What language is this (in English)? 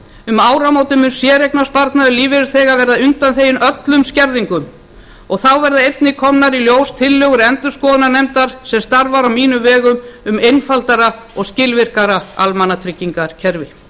Icelandic